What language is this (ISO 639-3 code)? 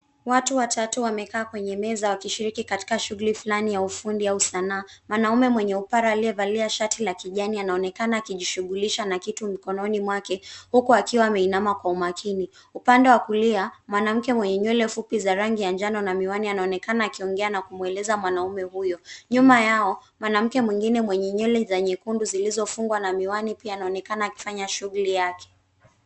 swa